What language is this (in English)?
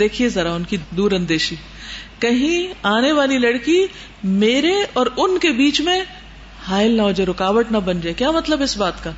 Urdu